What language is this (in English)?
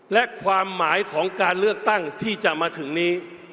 Thai